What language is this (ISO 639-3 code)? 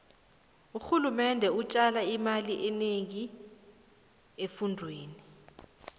nbl